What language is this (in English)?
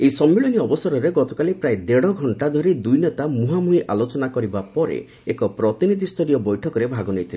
Odia